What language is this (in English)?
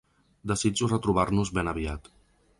Catalan